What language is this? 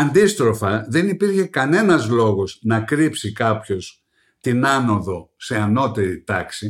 Greek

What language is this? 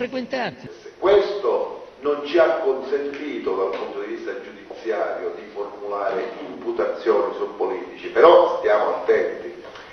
Italian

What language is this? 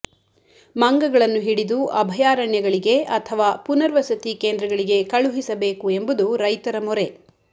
Kannada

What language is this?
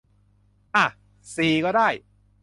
Thai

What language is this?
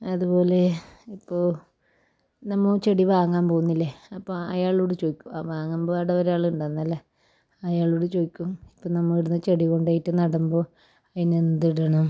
Malayalam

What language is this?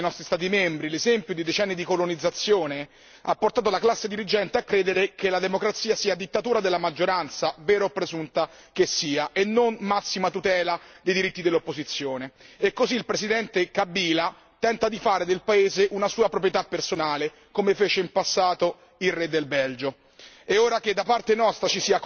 Italian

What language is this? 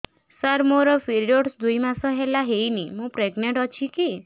Odia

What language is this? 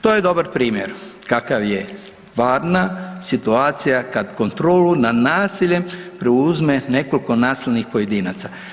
Croatian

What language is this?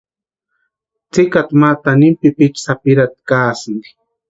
Western Highland Purepecha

